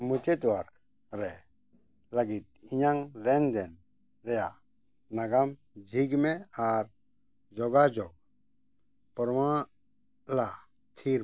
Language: Santali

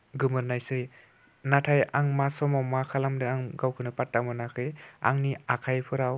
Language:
Bodo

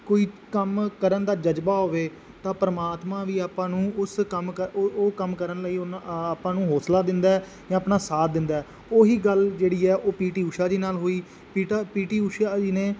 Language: Punjabi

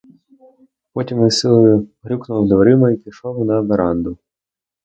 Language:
Ukrainian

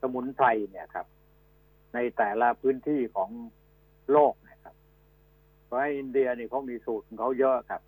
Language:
Thai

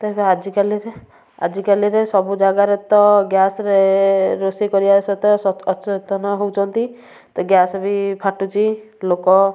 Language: Odia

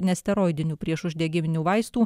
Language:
Lithuanian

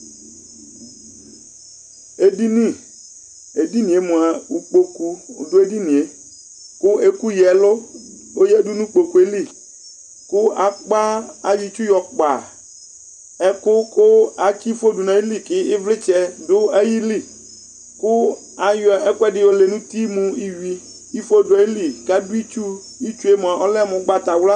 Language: Ikposo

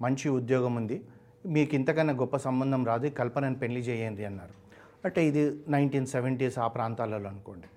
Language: Telugu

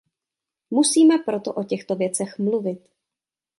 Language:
Czech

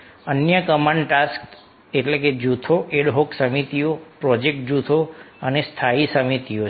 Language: Gujarati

